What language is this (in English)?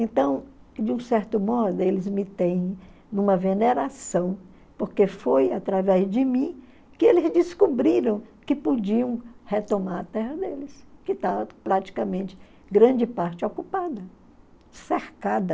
Portuguese